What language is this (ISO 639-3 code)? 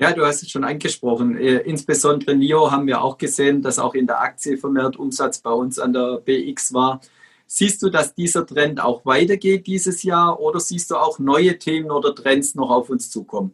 deu